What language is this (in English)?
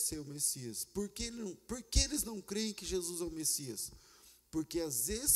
Portuguese